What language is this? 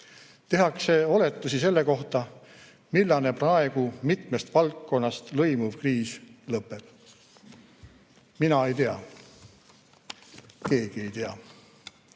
Estonian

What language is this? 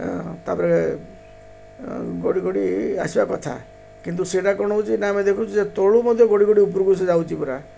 Odia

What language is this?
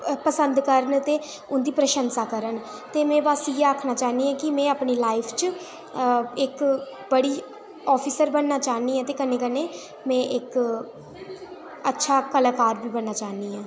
Dogri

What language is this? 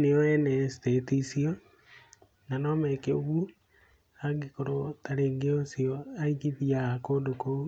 Kikuyu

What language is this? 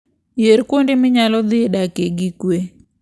Luo (Kenya and Tanzania)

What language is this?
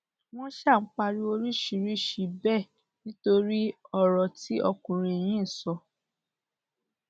Yoruba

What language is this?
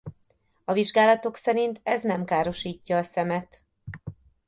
Hungarian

